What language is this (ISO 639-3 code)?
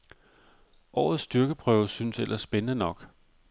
dan